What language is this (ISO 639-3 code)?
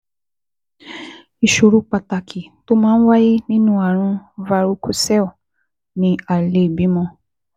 yor